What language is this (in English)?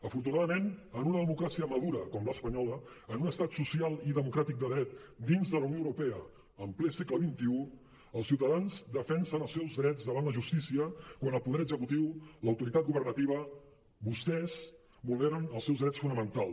Catalan